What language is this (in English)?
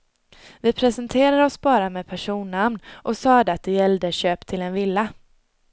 Swedish